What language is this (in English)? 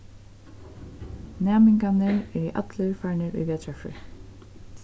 Faroese